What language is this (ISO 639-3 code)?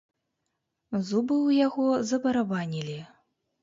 bel